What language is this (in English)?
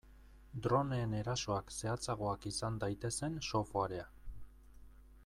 Basque